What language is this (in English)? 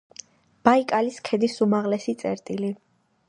Georgian